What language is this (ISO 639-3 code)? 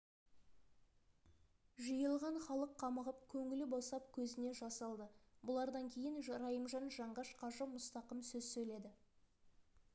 kaz